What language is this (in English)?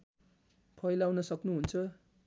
Nepali